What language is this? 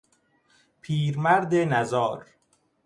Persian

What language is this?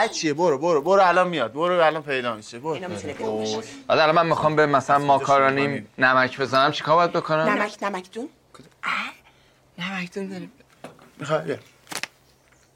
Persian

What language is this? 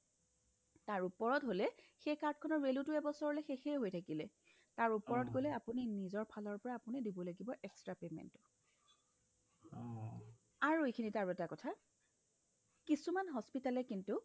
Assamese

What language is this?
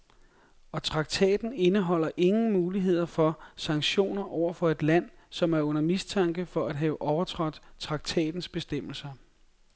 Danish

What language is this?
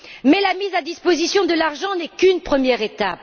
French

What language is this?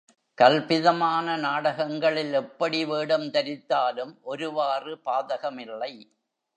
Tamil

